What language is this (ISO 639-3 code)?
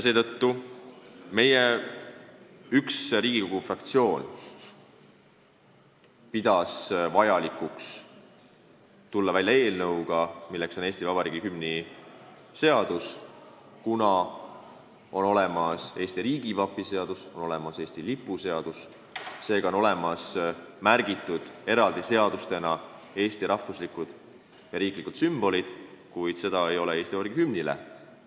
est